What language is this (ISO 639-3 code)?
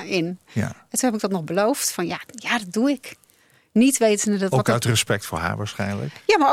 nld